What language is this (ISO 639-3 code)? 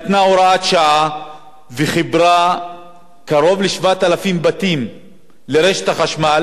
heb